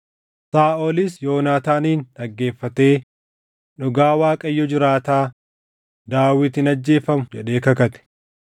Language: Oromo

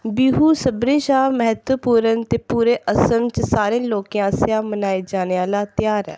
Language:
Dogri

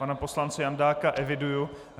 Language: Czech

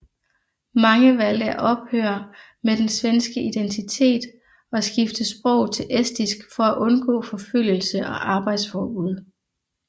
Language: Danish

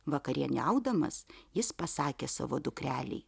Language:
Lithuanian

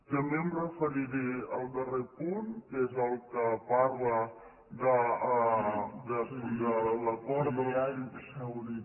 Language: Catalan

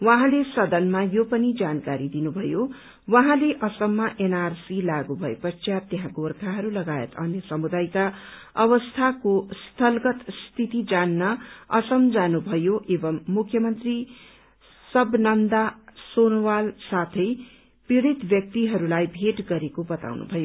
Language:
Nepali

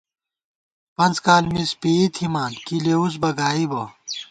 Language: Gawar-Bati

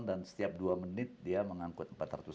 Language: Indonesian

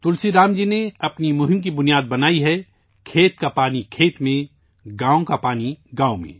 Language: Urdu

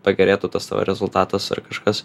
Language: Lithuanian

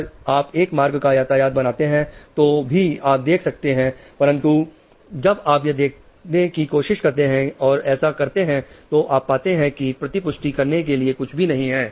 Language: Hindi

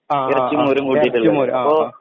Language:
Malayalam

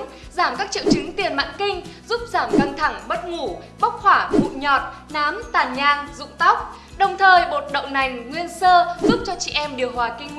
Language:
Vietnamese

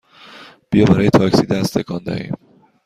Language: Persian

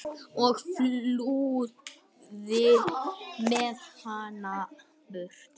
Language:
Icelandic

